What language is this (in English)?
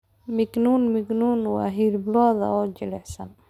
Somali